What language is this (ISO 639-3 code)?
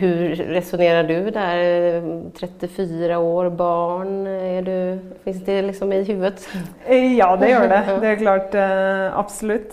swe